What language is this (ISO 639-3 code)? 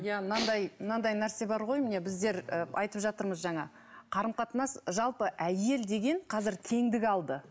kaz